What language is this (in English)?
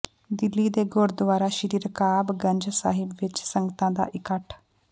Punjabi